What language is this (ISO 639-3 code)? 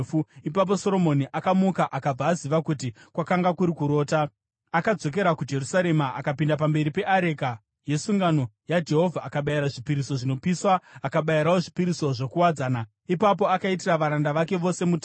sna